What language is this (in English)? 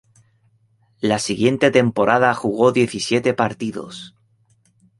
Spanish